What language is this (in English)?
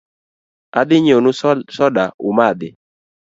Luo (Kenya and Tanzania)